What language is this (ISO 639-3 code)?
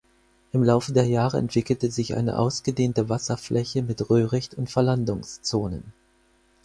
deu